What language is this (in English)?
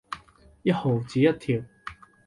Cantonese